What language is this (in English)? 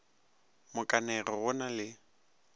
Northern Sotho